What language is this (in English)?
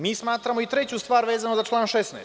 Serbian